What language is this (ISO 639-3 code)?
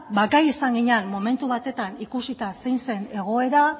eus